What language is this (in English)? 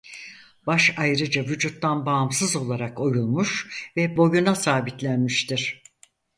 Turkish